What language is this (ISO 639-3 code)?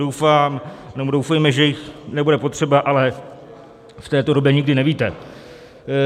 ces